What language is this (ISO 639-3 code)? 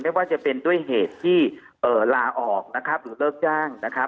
tha